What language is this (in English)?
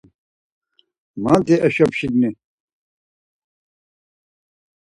Laz